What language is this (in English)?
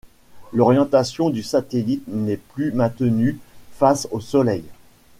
French